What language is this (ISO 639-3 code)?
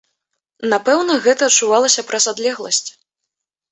bel